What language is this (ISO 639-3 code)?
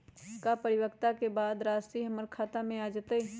mag